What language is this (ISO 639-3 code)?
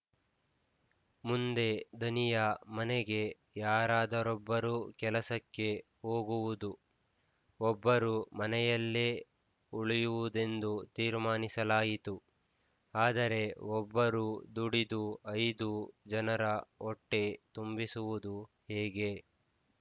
kan